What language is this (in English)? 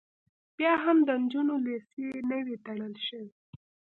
Pashto